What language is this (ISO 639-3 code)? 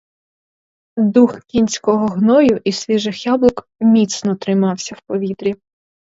ukr